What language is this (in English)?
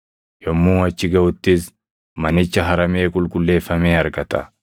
Oromo